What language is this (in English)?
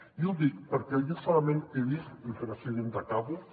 Catalan